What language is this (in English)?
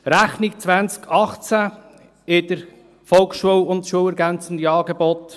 Swiss German